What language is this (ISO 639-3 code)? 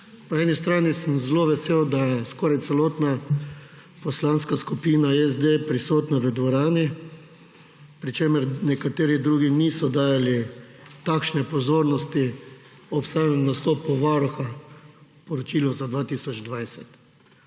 slv